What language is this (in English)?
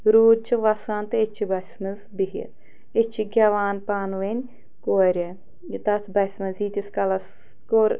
Kashmiri